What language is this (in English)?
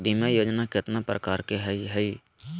Magahi